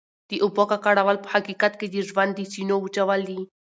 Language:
Pashto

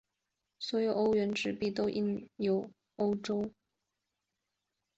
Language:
Chinese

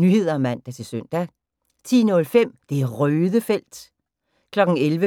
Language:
Danish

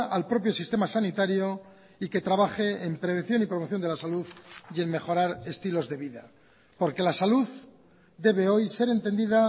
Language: Spanish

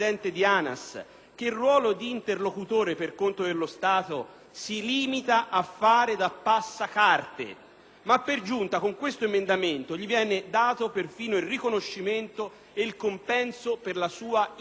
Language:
Italian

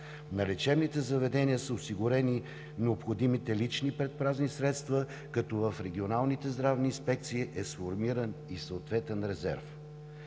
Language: Bulgarian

